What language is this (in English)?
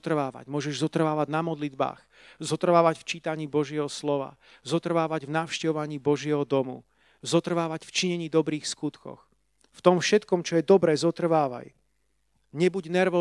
Slovak